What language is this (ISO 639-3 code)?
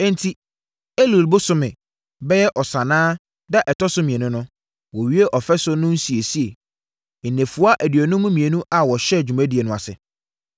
aka